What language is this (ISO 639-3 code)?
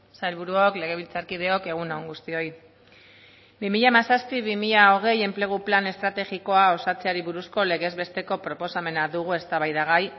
eus